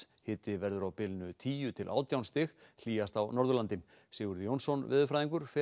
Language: Icelandic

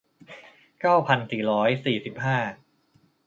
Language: Thai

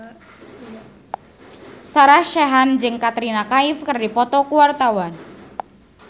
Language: Sundanese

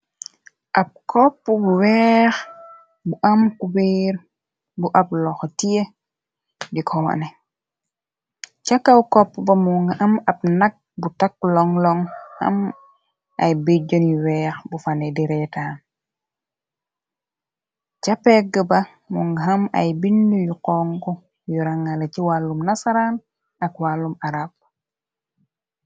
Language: Wolof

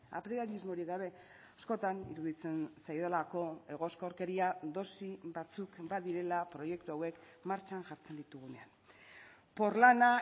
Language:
Basque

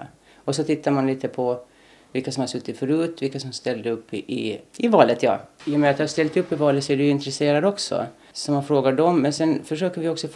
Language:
Swedish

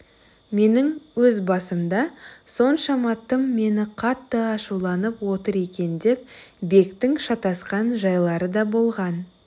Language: Kazakh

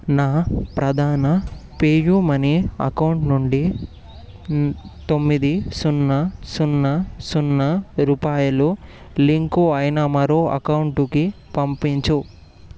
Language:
Telugu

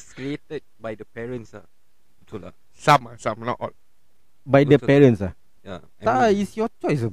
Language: Malay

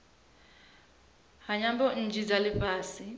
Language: Venda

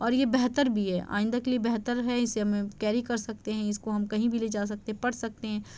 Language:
Urdu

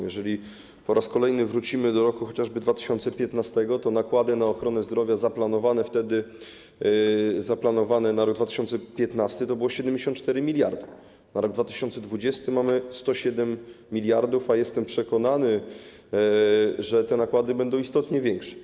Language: Polish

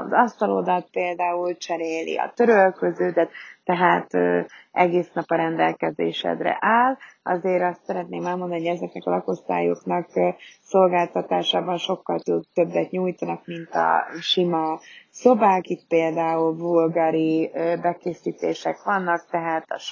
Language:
Hungarian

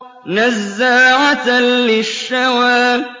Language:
Arabic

